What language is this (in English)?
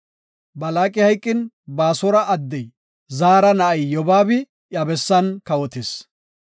Gofa